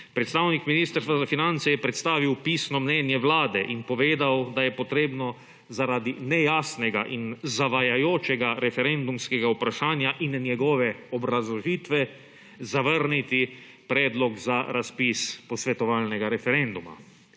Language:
Slovenian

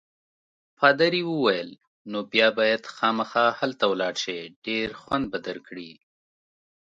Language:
Pashto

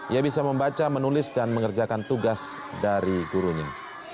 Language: Indonesian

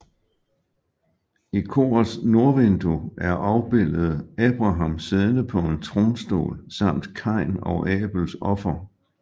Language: Danish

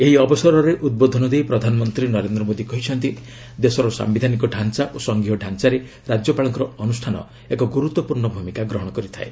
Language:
Odia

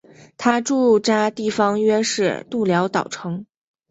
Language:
Chinese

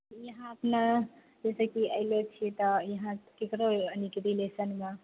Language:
Maithili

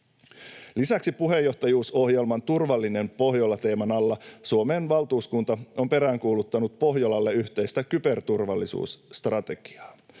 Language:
Finnish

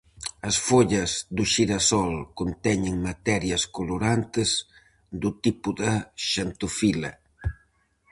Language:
Galician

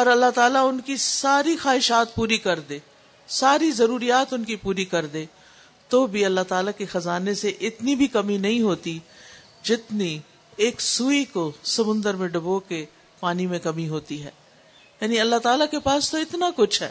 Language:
Urdu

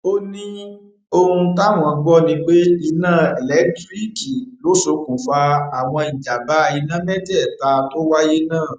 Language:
Yoruba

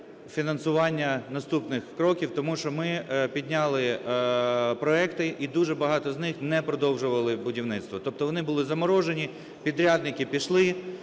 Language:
Ukrainian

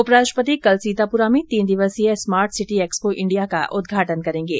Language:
Hindi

